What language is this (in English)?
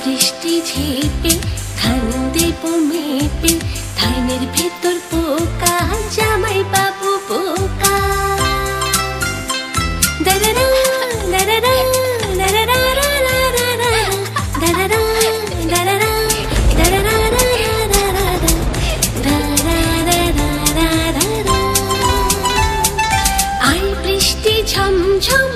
Indonesian